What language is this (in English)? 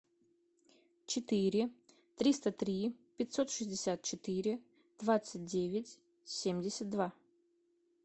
Russian